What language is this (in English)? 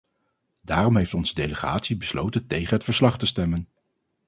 Dutch